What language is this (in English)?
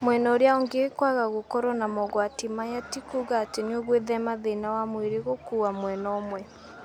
Kikuyu